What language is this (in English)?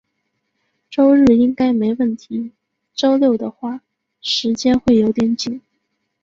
Chinese